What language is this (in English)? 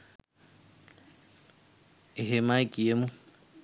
Sinhala